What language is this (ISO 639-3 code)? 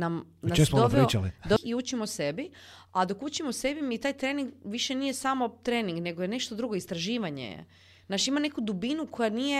hrv